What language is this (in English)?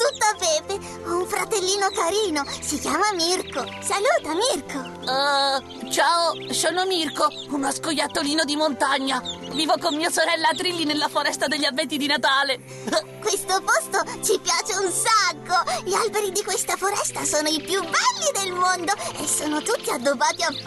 Italian